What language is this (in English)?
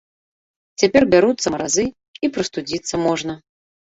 Belarusian